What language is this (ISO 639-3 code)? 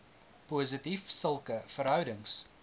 afr